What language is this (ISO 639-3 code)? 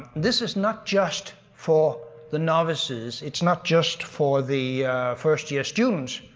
eng